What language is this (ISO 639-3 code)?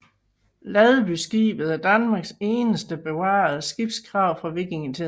dan